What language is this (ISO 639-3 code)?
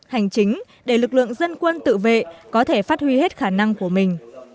vie